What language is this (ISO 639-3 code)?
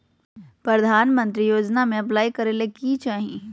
mag